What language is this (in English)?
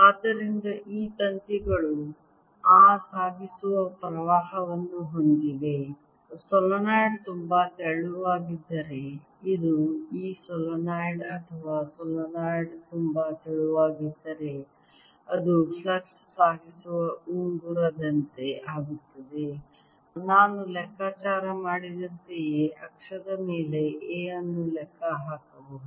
Kannada